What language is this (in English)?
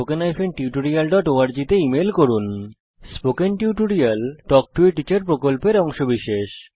Bangla